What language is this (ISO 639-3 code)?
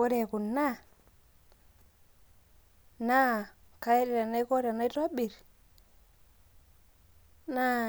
mas